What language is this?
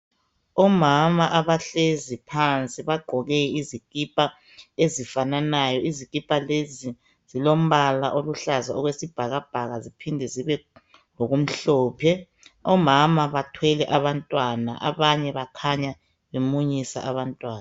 North Ndebele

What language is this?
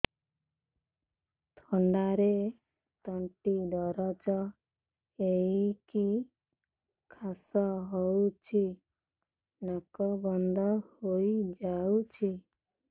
Odia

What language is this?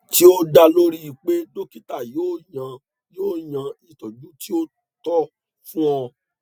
Yoruba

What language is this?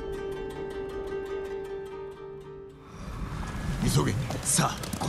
Japanese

